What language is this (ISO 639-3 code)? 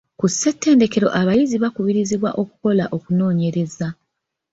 lug